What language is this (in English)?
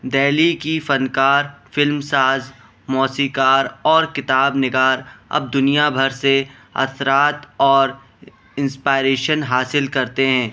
Urdu